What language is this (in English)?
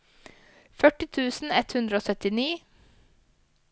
Norwegian